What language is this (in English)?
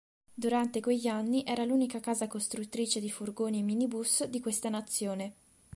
Italian